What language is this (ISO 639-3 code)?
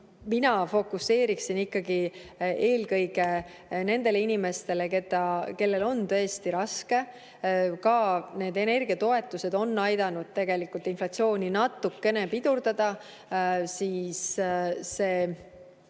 est